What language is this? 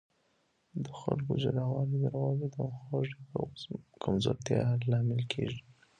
Pashto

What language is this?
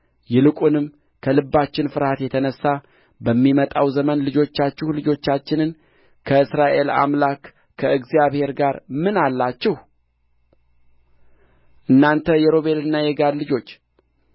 Amharic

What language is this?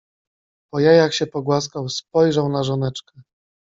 Polish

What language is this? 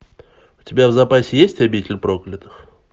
Russian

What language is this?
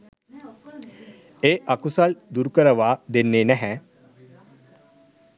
Sinhala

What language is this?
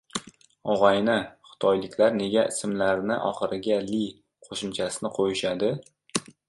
Uzbek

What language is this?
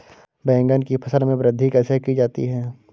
Hindi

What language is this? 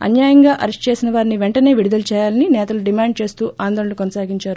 Telugu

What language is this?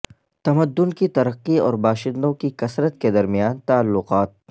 Urdu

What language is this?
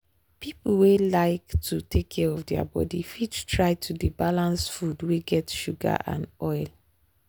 Nigerian Pidgin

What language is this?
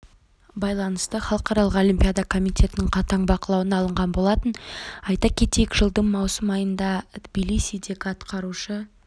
Kazakh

